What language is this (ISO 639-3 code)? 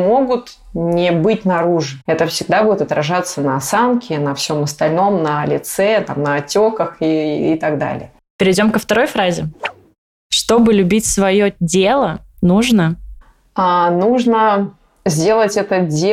rus